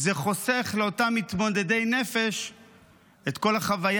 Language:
Hebrew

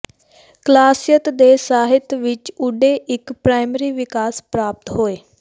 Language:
Punjabi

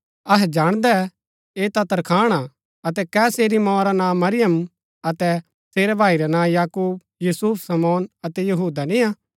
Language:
Gaddi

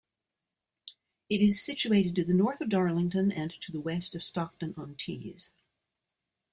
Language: English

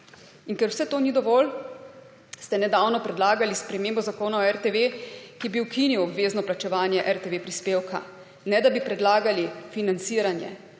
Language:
Slovenian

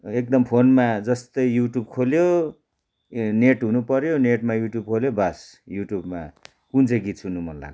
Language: Nepali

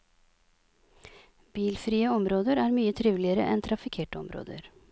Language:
Norwegian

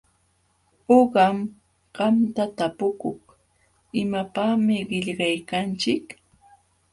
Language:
Jauja Wanca Quechua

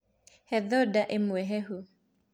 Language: Kikuyu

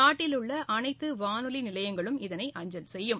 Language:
Tamil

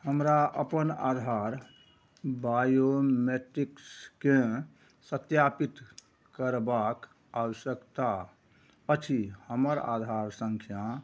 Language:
Maithili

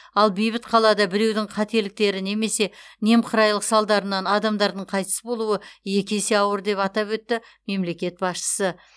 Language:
Kazakh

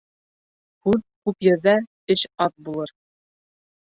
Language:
Bashkir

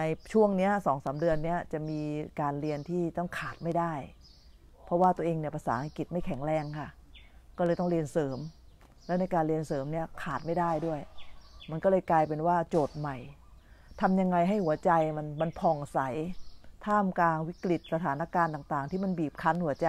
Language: Thai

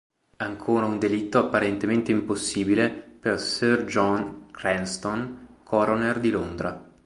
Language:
Italian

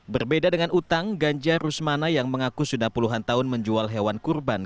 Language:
Indonesian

